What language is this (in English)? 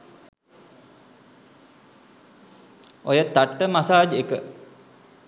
Sinhala